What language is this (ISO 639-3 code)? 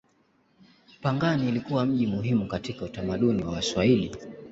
swa